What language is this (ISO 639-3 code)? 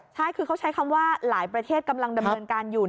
tha